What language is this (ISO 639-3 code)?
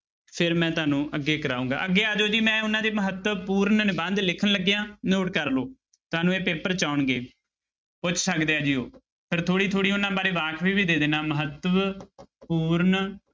pan